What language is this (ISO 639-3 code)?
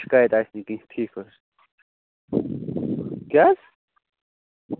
kas